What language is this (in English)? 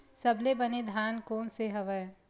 Chhattisgarhi